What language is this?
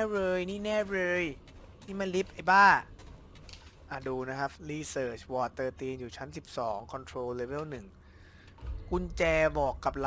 Thai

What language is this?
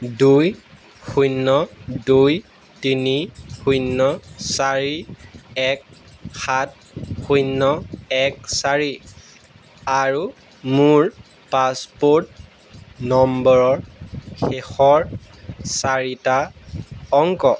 Assamese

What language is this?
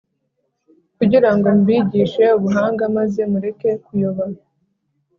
Kinyarwanda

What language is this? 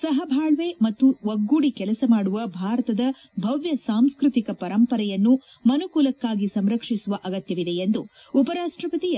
Kannada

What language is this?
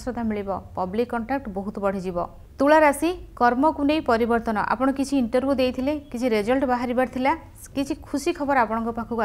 English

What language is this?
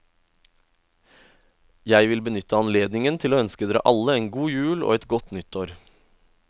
Norwegian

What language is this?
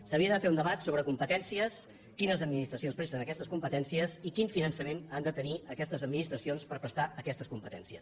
Catalan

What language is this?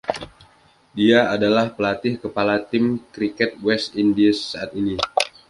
Indonesian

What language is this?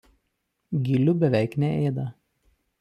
Lithuanian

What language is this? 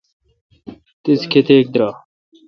Kalkoti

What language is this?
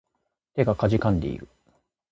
Japanese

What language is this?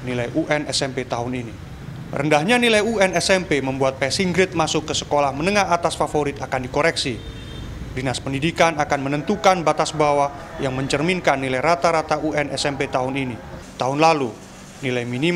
Indonesian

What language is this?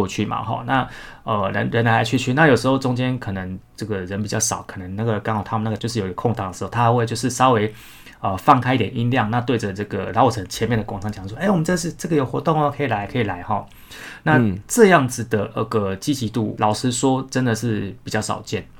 Chinese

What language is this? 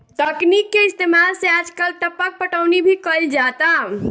Bhojpuri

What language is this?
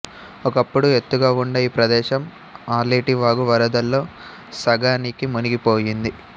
Telugu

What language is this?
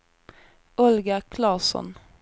Swedish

